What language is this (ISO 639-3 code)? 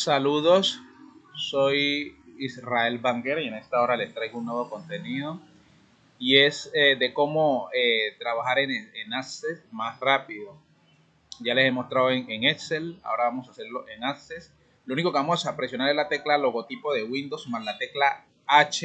spa